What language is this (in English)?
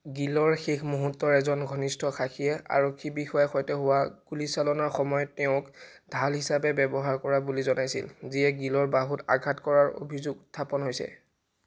Assamese